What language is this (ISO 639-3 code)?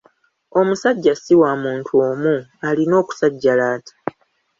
lug